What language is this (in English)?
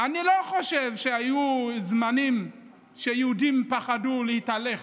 Hebrew